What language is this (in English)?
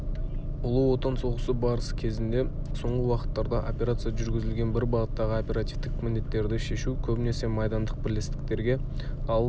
Kazakh